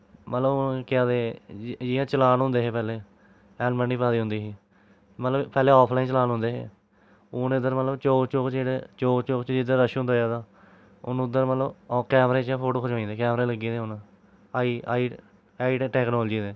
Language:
Dogri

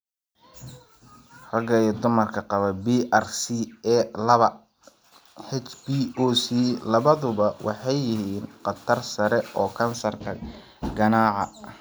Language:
Somali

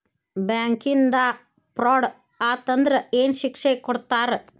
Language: Kannada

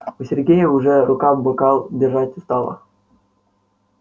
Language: Russian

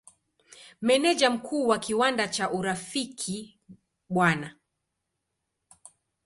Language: Swahili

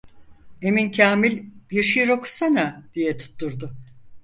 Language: Turkish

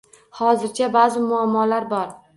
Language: Uzbek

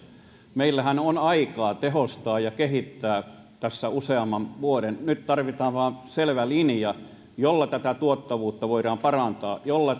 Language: Finnish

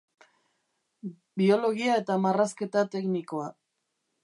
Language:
Basque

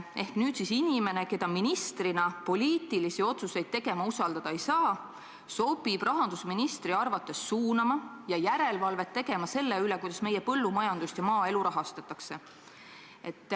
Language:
Estonian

